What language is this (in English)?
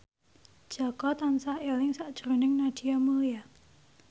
Javanese